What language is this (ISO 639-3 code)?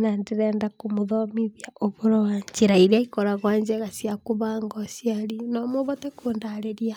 kik